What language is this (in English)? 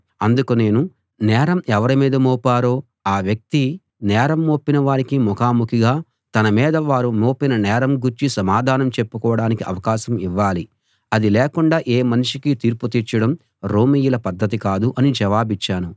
Telugu